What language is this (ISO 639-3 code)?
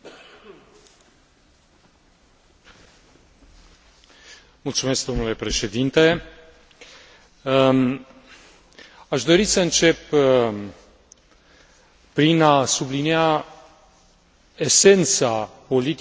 ron